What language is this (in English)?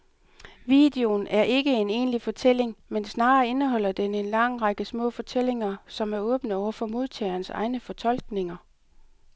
Danish